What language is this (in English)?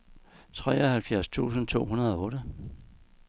Danish